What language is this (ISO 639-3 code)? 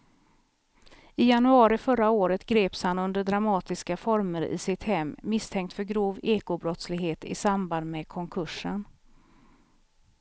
swe